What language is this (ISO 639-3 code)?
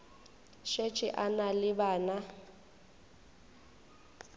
nso